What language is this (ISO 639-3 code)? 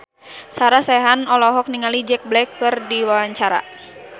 sun